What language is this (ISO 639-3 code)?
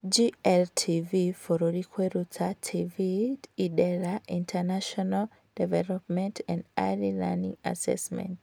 kik